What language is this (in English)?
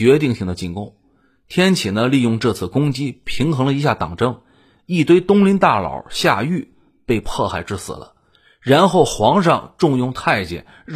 Chinese